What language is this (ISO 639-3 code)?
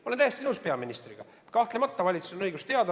est